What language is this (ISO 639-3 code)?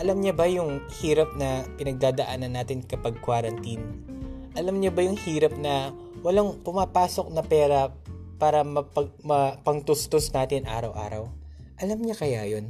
fil